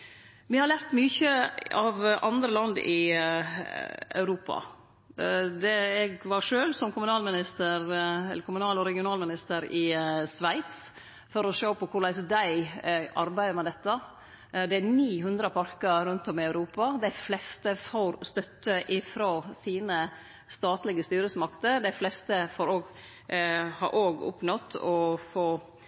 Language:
Norwegian Nynorsk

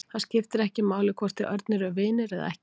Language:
Icelandic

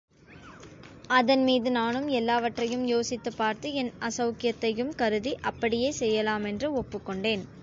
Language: Tamil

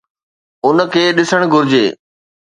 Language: Sindhi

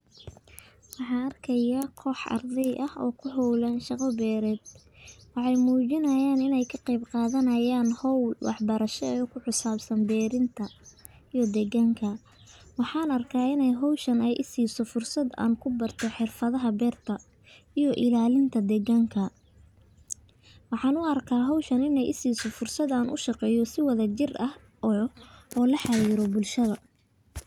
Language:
Somali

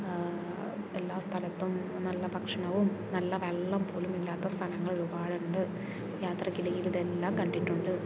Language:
Malayalam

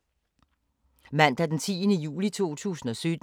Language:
Danish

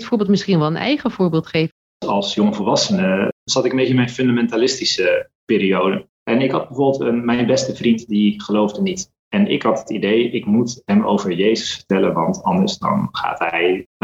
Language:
Dutch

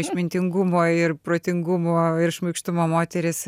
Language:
Lithuanian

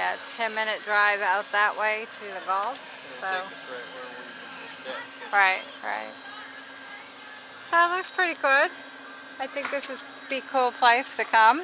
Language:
English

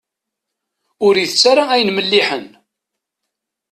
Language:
Kabyle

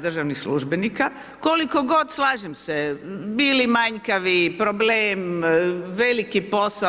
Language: Croatian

